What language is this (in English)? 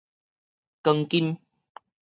Min Nan Chinese